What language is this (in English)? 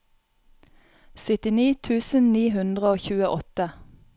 Norwegian